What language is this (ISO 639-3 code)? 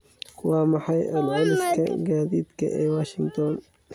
som